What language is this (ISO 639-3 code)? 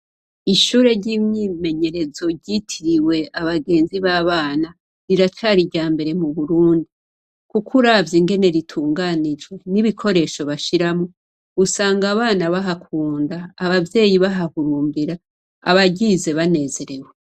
run